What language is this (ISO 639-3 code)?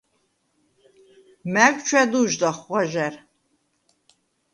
sva